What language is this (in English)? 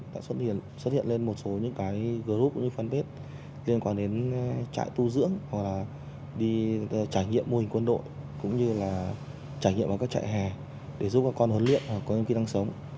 Vietnamese